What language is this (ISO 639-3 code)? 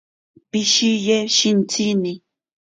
prq